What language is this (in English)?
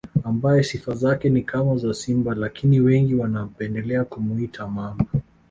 Swahili